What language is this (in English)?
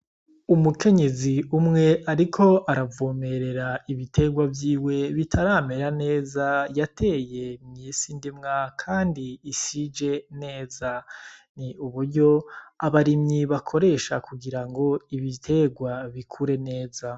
Rundi